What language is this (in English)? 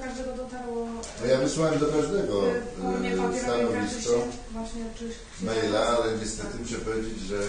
Polish